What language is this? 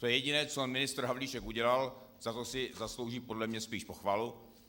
Czech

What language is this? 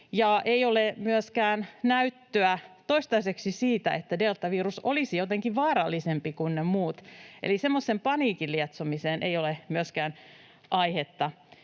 Finnish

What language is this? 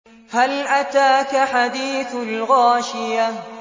Arabic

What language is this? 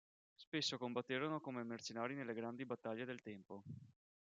Italian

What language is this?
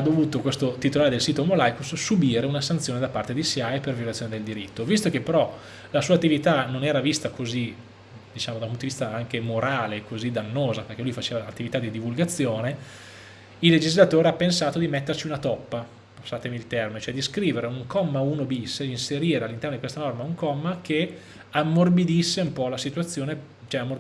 Italian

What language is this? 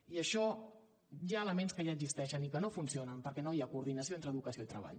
Catalan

